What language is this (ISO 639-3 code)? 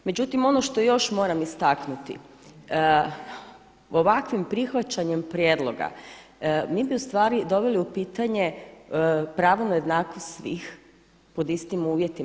hrv